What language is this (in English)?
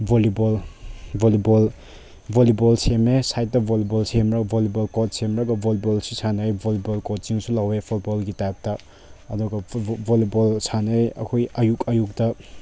Manipuri